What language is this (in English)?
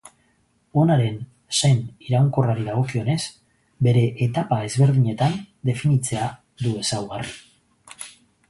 Basque